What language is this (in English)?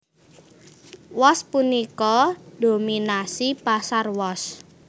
Javanese